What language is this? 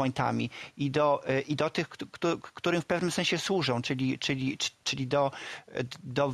Polish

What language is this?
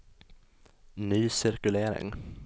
Swedish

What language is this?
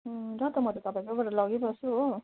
Nepali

